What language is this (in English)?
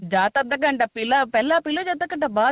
Punjabi